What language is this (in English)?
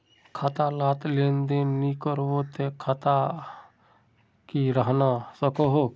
Magahi